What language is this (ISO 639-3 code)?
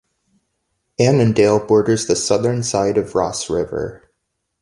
eng